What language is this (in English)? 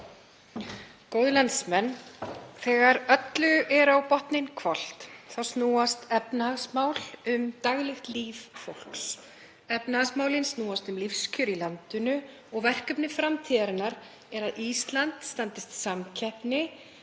Icelandic